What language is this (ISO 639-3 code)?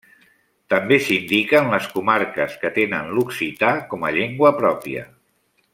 cat